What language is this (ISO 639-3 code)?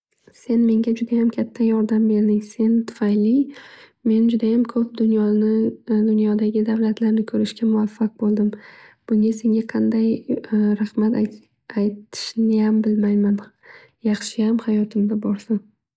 uzb